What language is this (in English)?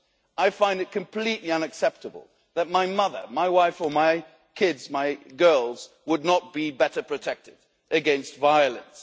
English